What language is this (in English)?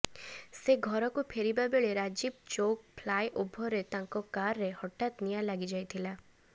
Odia